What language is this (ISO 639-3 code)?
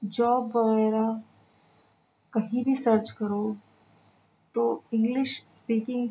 urd